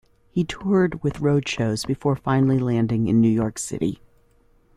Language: English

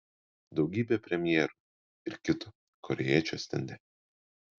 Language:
Lithuanian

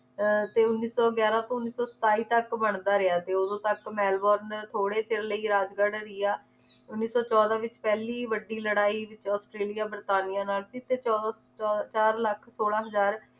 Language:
Punjabi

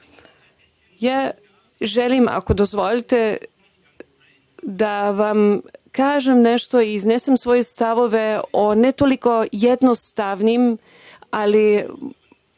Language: Serbian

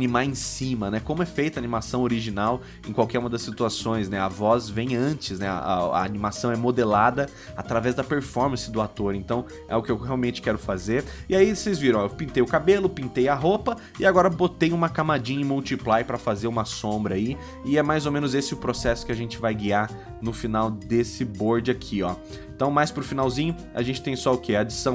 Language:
Portuguese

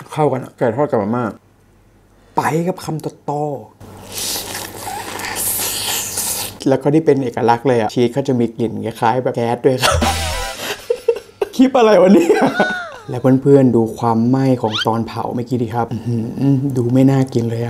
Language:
Thai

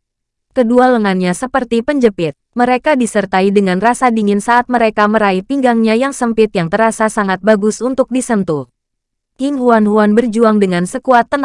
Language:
Indonesian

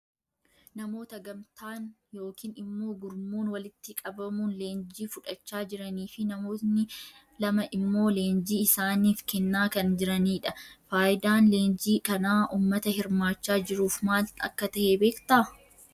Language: Oromo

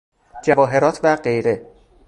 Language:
Persian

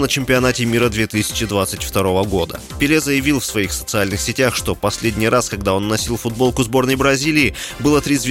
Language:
Russian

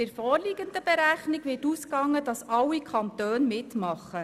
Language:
Swiss German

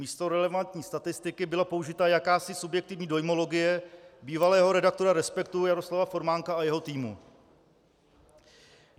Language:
Czech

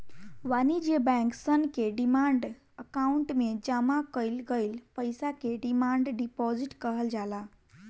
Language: Bhojpuri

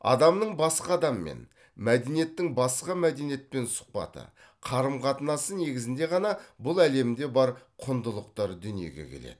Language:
Kazakh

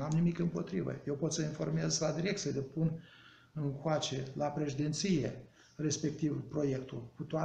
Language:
Romanian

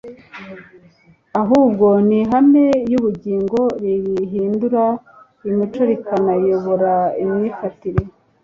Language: Kinyarwanda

